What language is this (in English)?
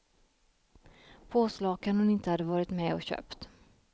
Swedish